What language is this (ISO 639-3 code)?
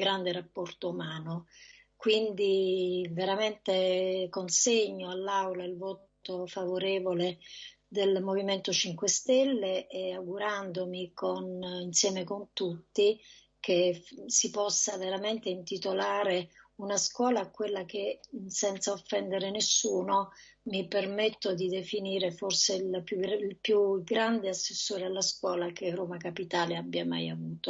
ita